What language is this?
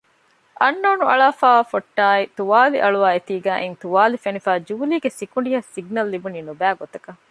Divehi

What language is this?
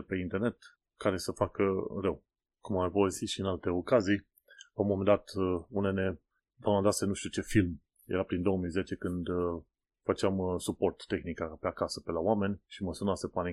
Romanian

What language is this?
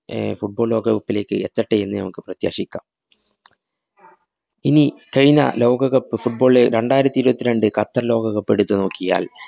Malayalam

